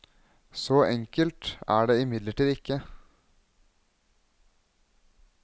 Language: Norwegian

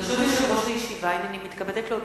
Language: Hebrew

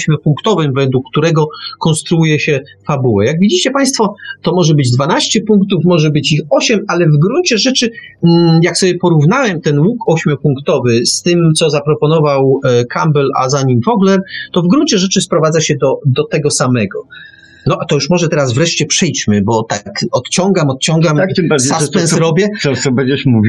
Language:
Polish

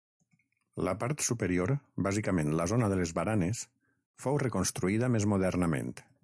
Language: Catalan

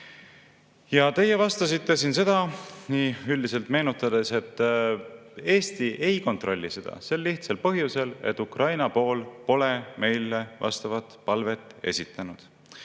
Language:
Estonian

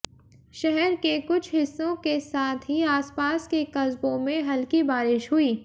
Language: Hindi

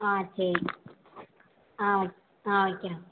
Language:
Tamil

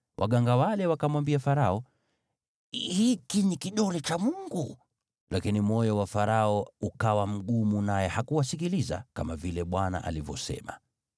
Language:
Swahili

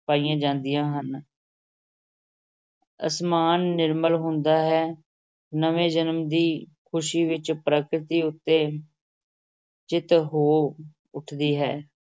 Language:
Punjabi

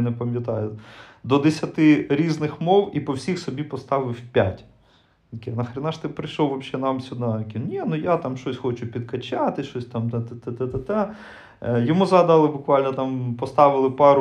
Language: Ukrainian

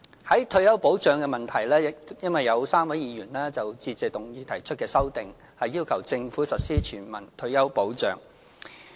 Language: Cantonese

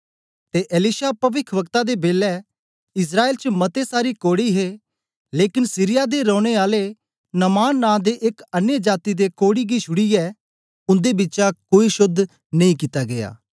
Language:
Dogri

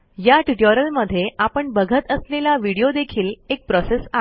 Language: Marathi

